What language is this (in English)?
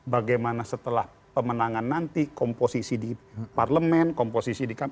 Indonesian